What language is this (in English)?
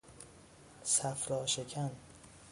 Persian